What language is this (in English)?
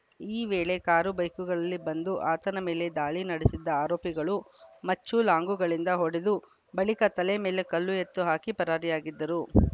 Kannada